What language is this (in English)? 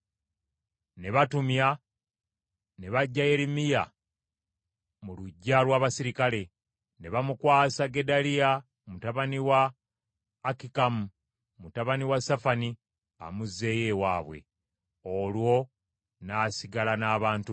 Ganda